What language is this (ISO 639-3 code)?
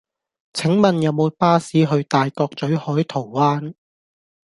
yue